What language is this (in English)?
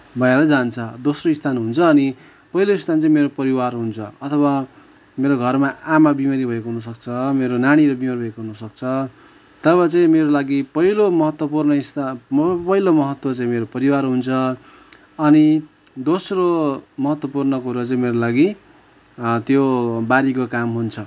Nepali